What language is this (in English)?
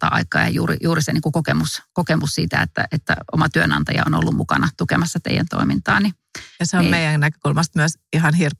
Finnish